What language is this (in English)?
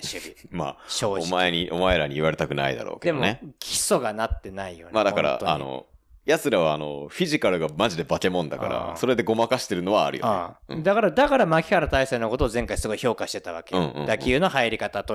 Japanese